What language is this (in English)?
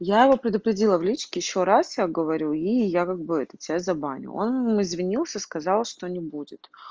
Russian